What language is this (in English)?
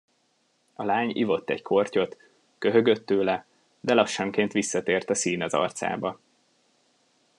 Hungarian